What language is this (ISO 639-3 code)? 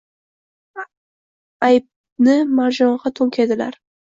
uzb